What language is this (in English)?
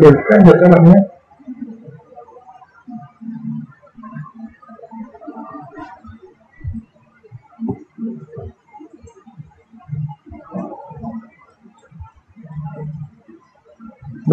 Vietnamese